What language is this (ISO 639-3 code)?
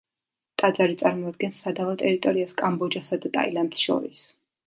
kat